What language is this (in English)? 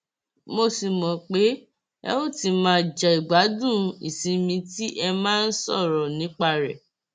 Yoruba